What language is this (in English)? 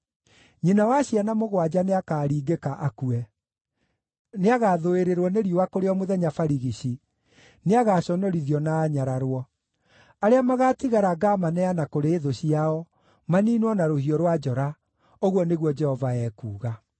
Kikuyu